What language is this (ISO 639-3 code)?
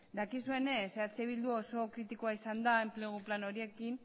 eus